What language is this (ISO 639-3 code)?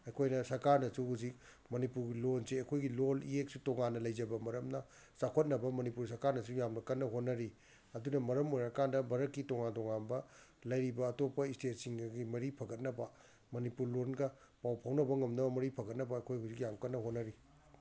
mni